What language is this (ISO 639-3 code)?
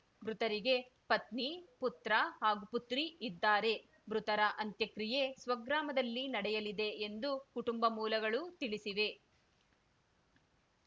kan